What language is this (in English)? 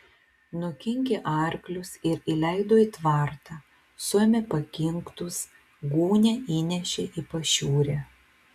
Lithuanian